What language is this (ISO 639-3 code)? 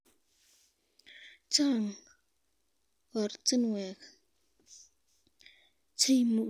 kln